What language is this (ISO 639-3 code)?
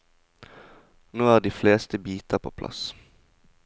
nor